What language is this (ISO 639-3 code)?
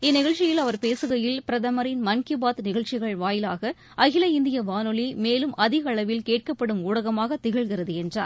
tam